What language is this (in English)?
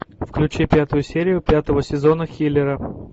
Russian